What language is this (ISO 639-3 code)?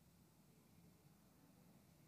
heb